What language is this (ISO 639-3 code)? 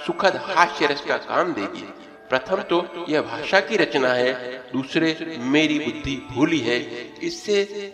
hin